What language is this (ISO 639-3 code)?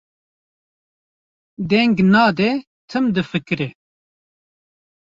kur